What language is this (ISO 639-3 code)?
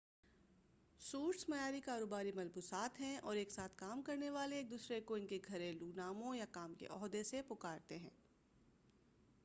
urd